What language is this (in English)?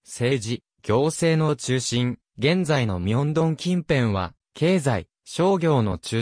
Japanese